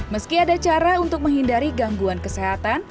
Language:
Indonesian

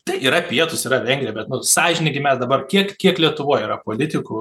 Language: Lithuanian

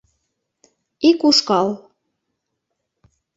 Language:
Mari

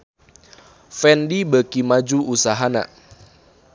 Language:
Sundanese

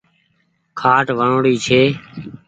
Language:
Goaria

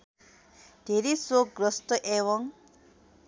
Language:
Nepali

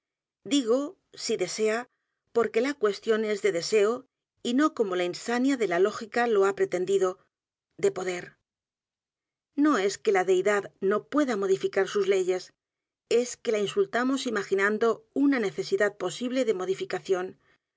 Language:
Spanish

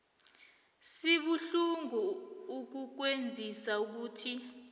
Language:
South Ndebele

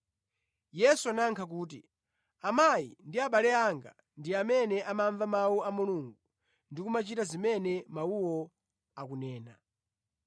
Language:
Nyanja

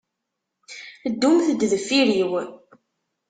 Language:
Kabyle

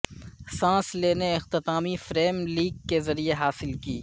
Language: Urdu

